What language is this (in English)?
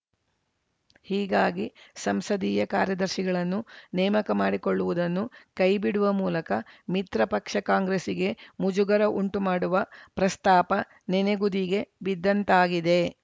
Kannada